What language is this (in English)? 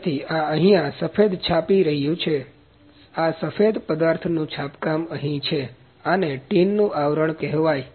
Gujarati